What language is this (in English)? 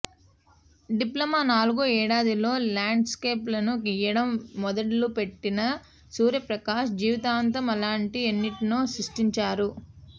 Telugu